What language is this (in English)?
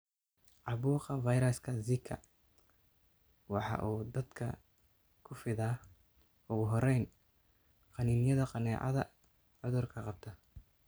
Somali